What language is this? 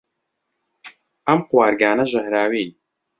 Central Kurdish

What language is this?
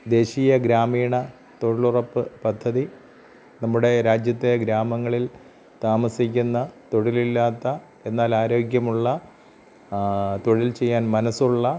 Malayalam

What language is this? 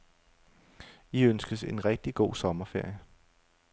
Danish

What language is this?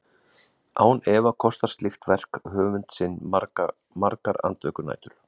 Icelandic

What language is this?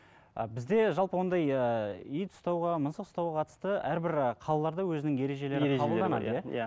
Kazakh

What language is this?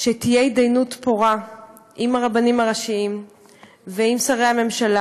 Hebrew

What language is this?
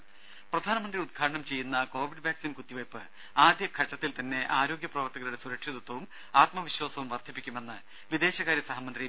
Malayalam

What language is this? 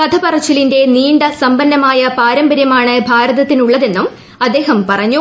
Malayalam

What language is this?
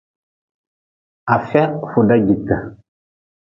Nawdm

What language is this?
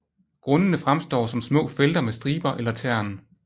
Danish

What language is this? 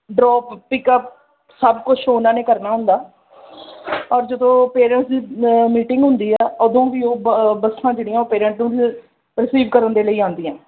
Punjabi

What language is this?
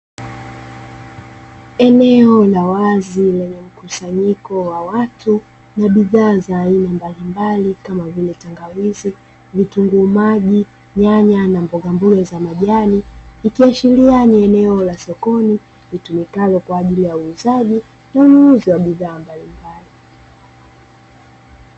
Swahili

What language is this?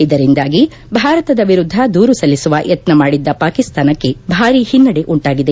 Kannada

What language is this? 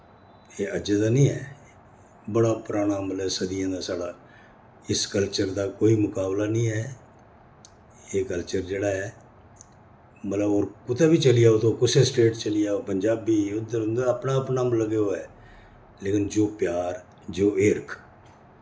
Dogri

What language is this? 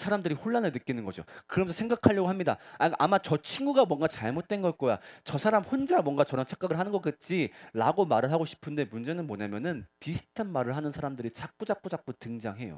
Korean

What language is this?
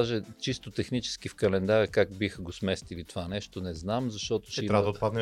Bulgarian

